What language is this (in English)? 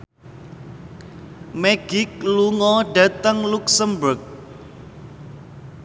Javanese